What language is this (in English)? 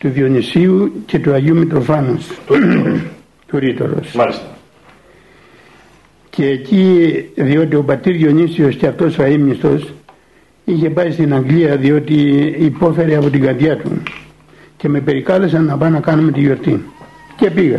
Greek